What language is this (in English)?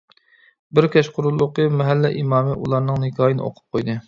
Uyghur